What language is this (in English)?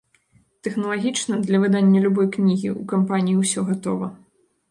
Belarusian